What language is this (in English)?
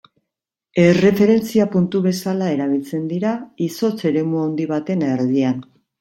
Basque